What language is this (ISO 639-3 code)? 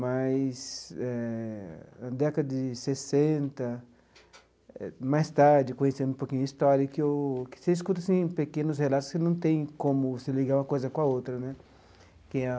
por